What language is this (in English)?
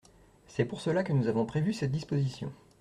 French